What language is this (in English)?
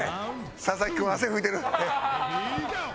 Japanese